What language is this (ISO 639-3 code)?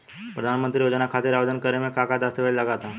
bho